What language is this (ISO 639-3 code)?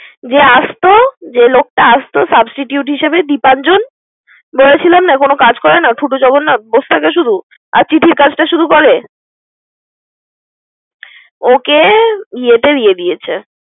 ben